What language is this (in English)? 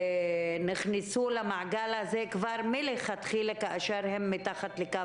Hebrew